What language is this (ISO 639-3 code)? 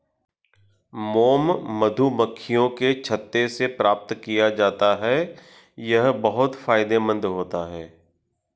hin